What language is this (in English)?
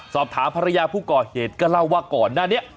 Thai